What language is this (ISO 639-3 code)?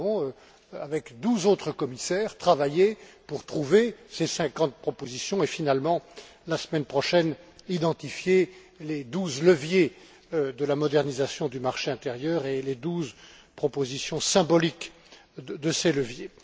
fra